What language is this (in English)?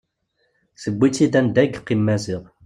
Kabyle